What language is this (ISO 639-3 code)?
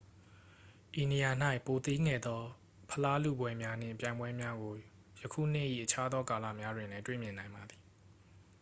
mya